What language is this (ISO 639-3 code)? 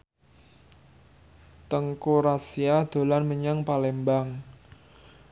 jav